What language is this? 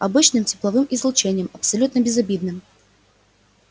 Russian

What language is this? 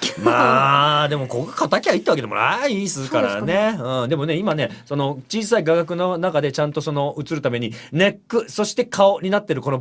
Japanese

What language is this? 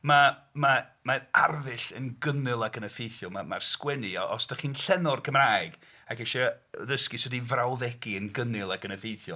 Welsh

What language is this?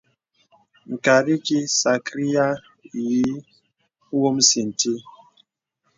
Bebele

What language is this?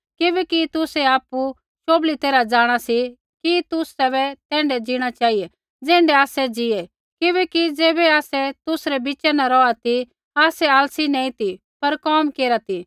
Kullu Pahari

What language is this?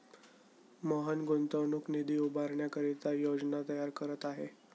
Marathi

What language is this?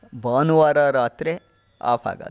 Kannada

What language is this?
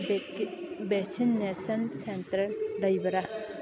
Manipuri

